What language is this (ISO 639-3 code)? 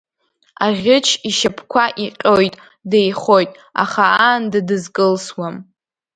abk